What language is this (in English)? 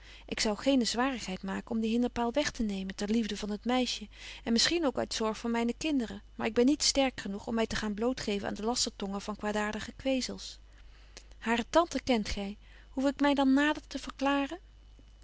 Dutch